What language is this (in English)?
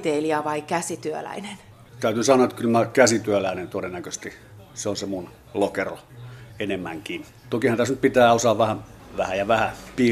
Finnish